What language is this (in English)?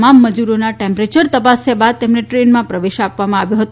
Gujarati